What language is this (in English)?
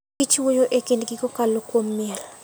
Luo (Kenya and Tanzania)